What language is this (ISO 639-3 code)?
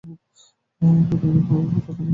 ben